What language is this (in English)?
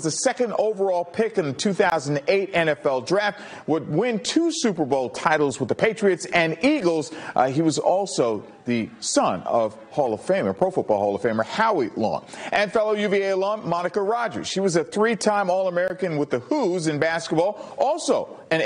English